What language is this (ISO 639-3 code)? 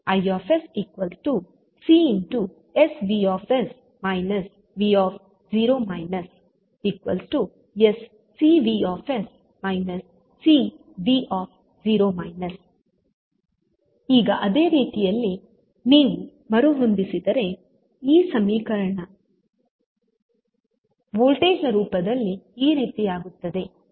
kan